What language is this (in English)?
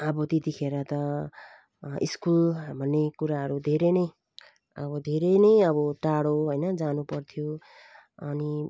Nepali